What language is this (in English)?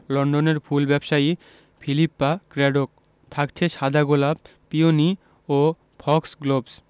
Bangla